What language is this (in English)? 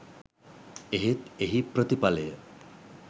Sinhala